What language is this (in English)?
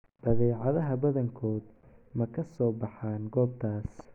Somali